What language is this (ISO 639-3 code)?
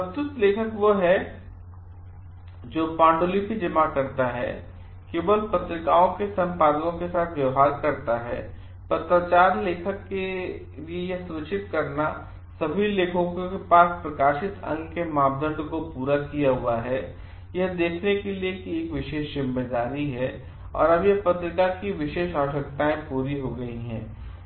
hin